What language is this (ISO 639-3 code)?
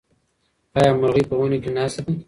pus